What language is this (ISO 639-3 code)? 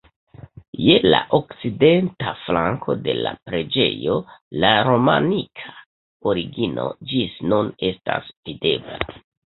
epo